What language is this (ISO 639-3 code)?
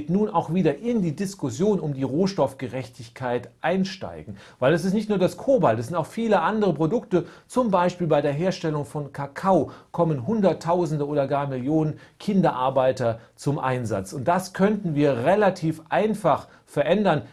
deu